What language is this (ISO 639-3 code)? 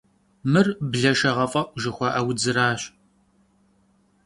kbd